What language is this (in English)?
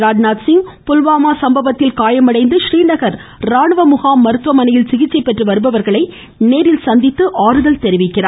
Tamil